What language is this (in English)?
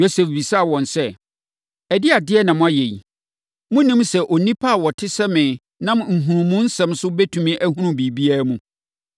Akan